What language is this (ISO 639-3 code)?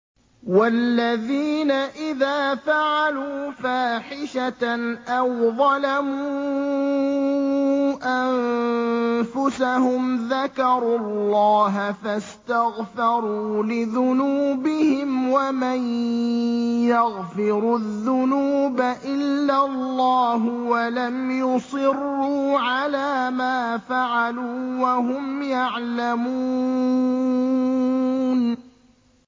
ara